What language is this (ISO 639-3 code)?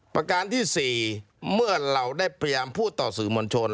tha